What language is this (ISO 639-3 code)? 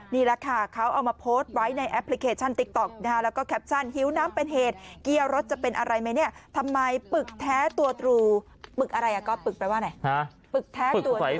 tha